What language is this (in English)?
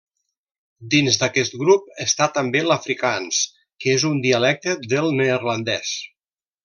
Catalan